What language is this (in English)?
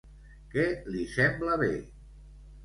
Catalan